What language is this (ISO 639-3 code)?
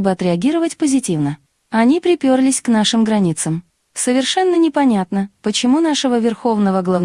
rus